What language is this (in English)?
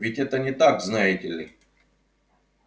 Russian